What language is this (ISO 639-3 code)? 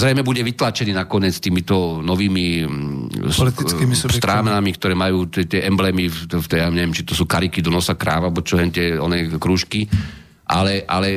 slk